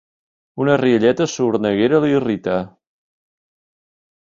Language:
Catalan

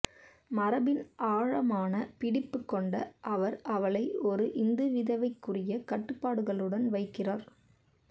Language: Tamil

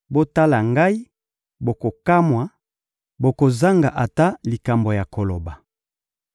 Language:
Lingala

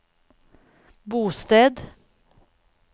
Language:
Norwegian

